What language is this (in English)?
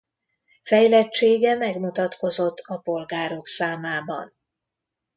Hungarian